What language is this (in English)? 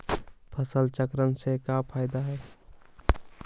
Magahi